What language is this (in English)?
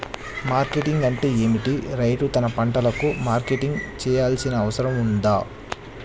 Telugu